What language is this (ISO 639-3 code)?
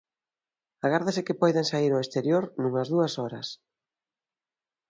glg